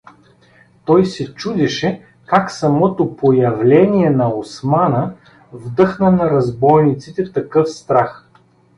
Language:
Bulgarian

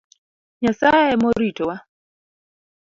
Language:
Luo (Kenya and Tanzania)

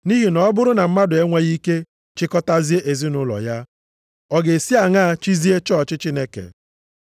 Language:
Igbo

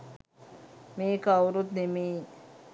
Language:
Sinhala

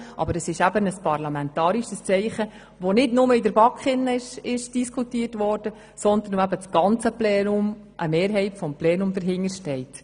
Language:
Swiss German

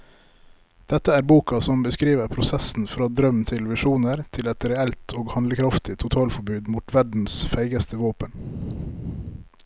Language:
Norwegian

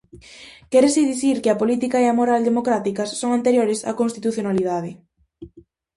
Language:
Galician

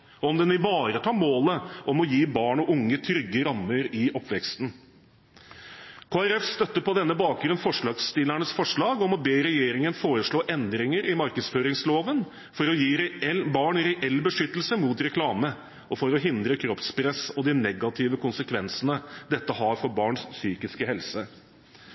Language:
Norwegian Bokmål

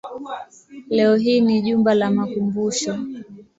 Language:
Swahili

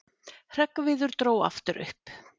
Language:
Icelandic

